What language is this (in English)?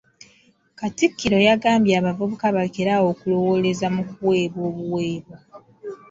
Ganda